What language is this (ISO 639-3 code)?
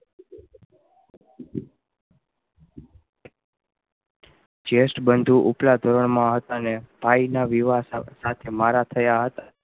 guj